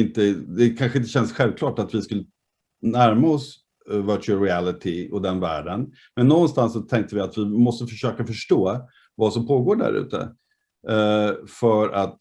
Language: Swedish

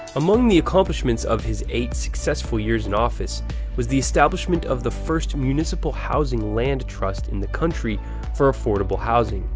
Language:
English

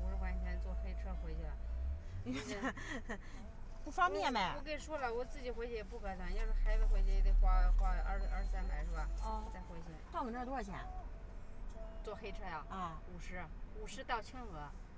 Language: Chinese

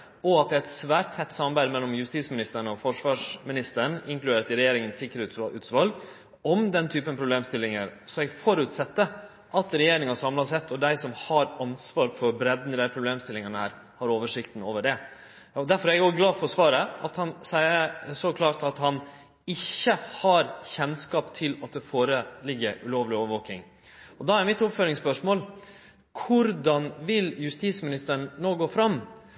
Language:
Norwegian Nynorsk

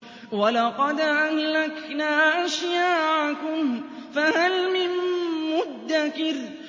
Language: Arabic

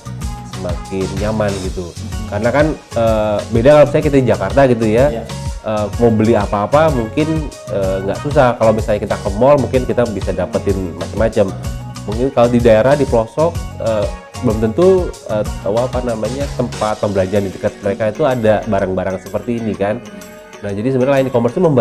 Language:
Indonesian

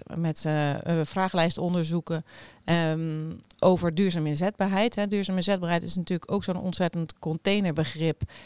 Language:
Dutch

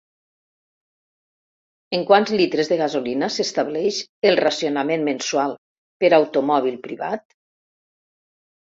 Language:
Catalan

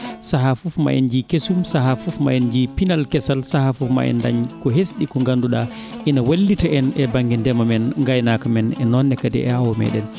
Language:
Fula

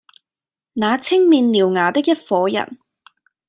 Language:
Cantonese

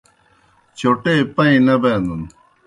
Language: Kohistani Shina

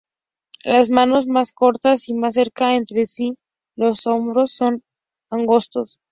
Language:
Spanish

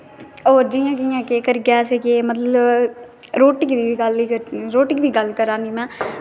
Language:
Dogri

